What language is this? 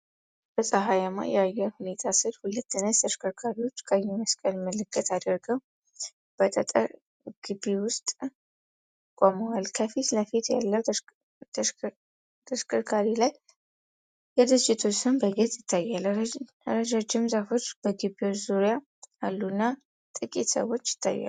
Amharic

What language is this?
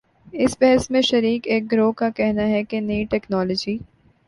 Urdu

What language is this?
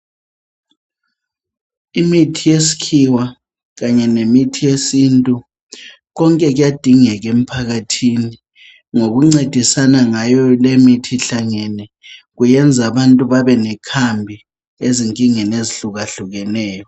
North Ndebele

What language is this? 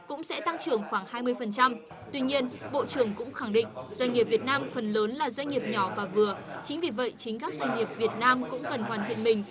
Vietnamese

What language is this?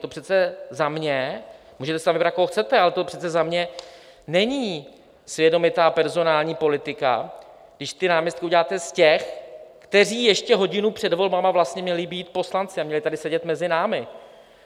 Czech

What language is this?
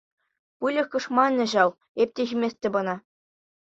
Chuvash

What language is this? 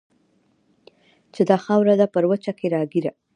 Pashto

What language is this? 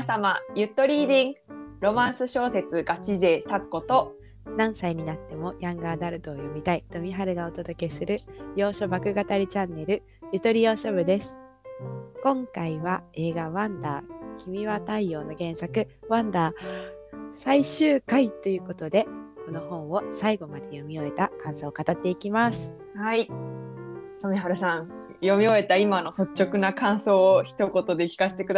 Japanese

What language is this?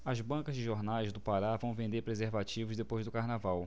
Portuguese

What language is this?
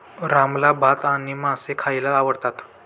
Marathi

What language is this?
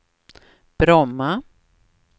Swedish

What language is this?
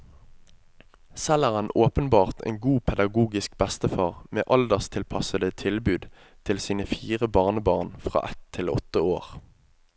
Norwegian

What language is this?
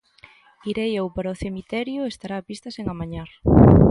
Galician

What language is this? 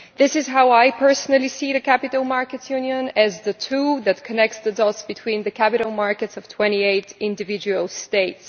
English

